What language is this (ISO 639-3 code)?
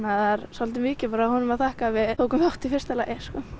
isl